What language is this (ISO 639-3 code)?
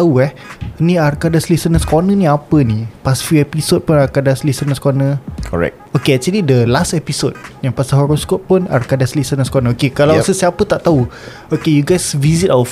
msa